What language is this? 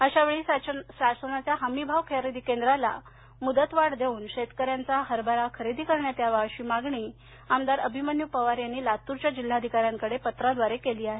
Marathi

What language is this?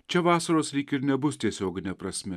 Lithuanian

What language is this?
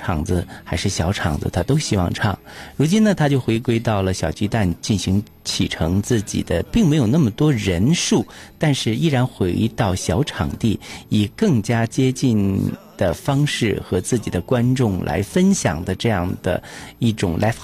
Chinese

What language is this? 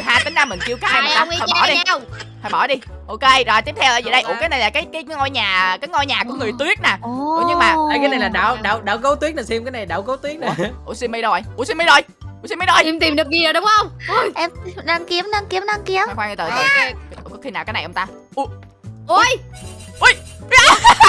Vietnamese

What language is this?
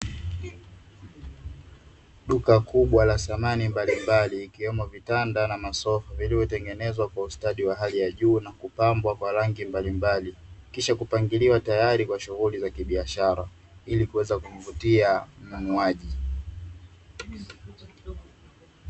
Swahili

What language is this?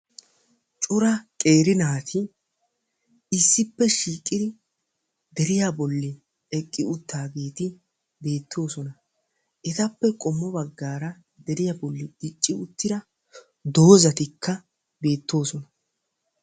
Wolaytta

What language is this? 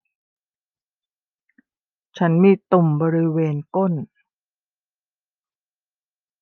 Thai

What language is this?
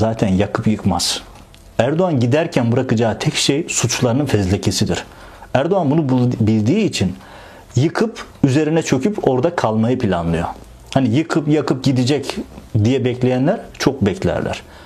Turkish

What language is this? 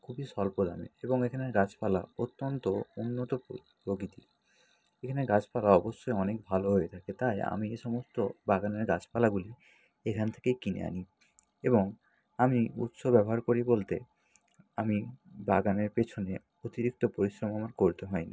Bangla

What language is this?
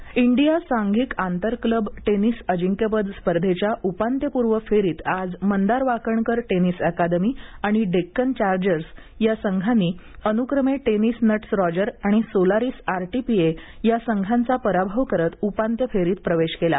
Marathi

